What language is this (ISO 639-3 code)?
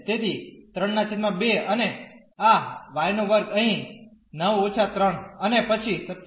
guj